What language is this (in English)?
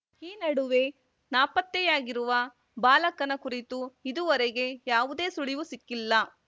Kannada